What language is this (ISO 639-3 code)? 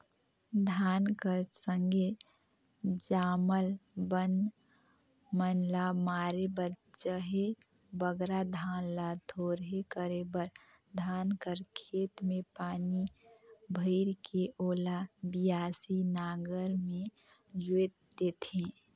hne